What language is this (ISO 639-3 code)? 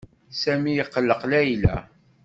kab